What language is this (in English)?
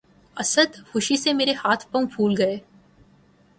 Urdu